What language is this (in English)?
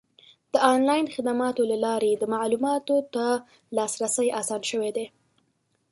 Pashto